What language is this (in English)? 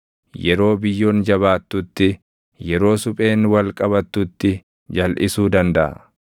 Oromo